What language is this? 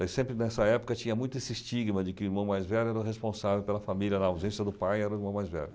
Portuguese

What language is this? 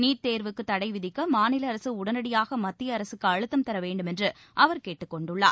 Tamil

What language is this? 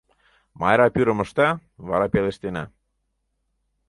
Mari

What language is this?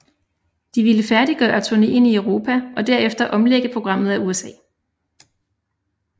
Danish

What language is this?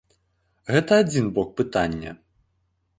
Belarusian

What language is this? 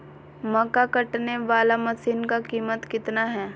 Magahi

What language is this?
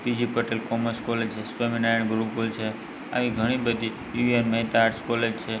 Gujarati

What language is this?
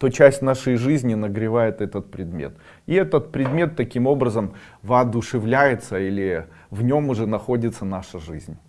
Russian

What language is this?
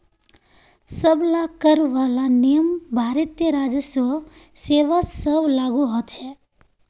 Magahi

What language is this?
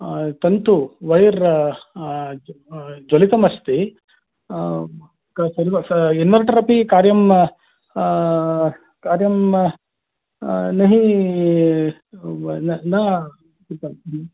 Sanskrit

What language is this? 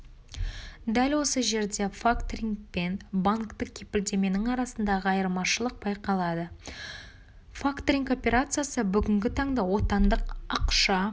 Kazakh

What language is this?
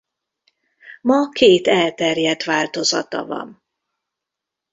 Hungarian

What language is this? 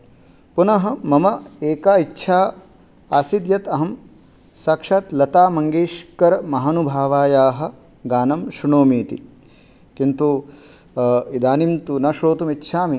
Sanskrit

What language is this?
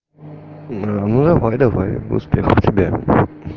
Russian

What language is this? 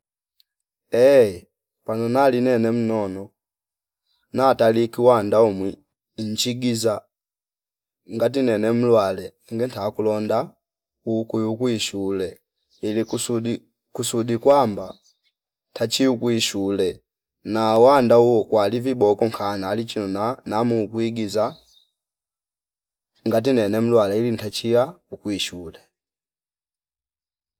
Fipa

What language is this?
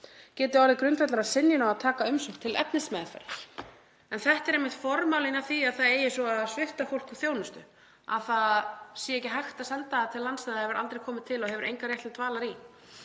Icelandic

